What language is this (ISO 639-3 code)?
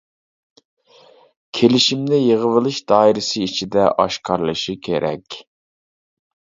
uig